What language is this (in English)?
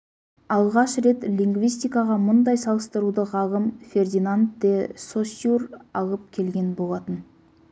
Kazakh